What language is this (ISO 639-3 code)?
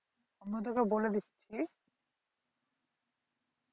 ben